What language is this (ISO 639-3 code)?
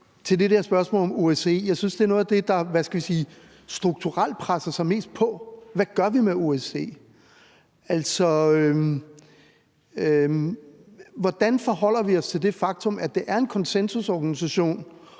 dan